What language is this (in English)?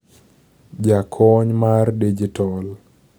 Luo (Kenya and Tanzania)